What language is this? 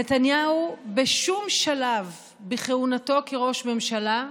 Hebrew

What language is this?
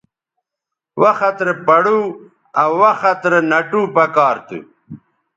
Bateri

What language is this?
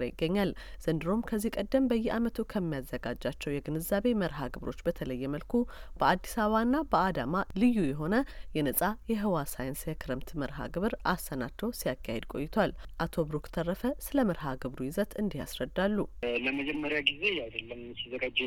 Amharic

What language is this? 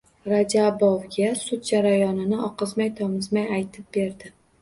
Uzbek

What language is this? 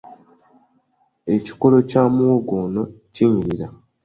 Ganda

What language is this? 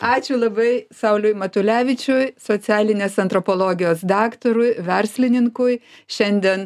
Lithuanian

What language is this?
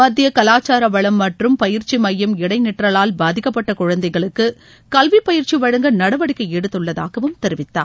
Tamil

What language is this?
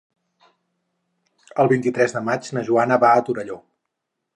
Catalan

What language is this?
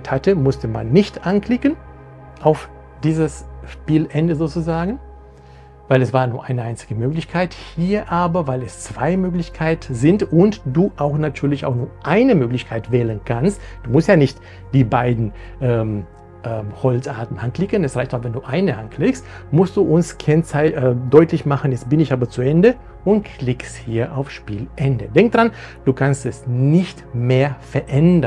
German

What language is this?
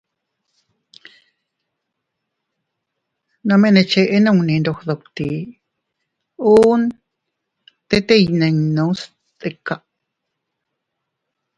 Teutila Cuicatec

